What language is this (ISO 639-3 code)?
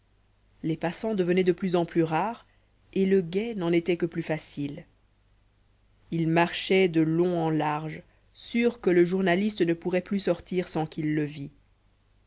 fra